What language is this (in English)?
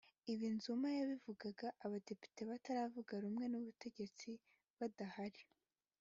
Kinyarwanda